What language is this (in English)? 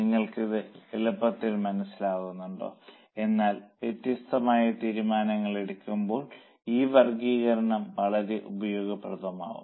Malayalam